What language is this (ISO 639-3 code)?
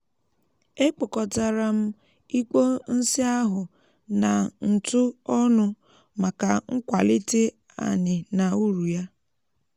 ibo